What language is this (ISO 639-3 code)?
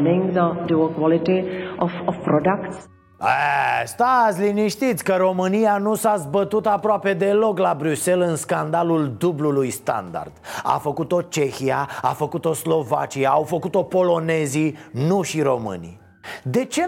ron